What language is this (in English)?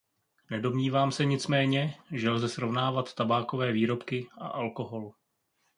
Czech